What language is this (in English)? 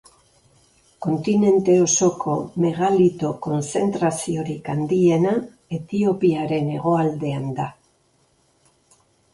Basque